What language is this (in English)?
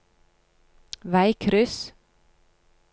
Norwegian